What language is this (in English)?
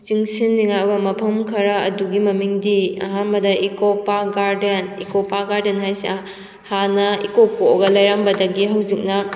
Manipuri